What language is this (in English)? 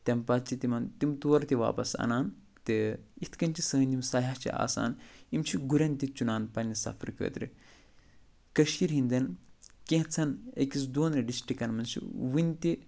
Kashmiri